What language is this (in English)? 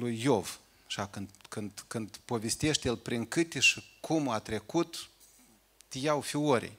Romanian